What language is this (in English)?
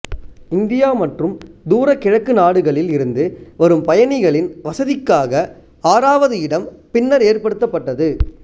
Tamil